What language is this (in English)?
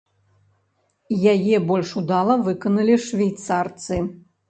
Belarusian